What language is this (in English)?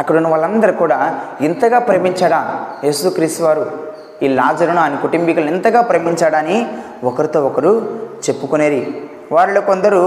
Telugu